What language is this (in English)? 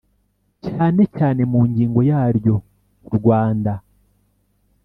Kinyarwanda